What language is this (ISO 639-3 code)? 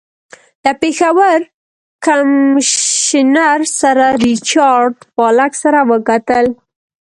pus